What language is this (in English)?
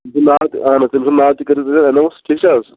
Kashmiri